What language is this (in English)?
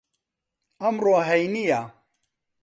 Central Kurdish